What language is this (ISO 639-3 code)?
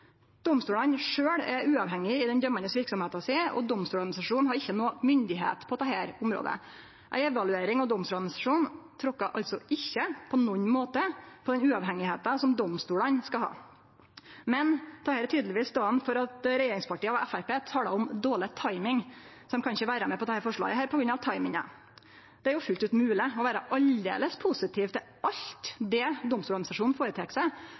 nno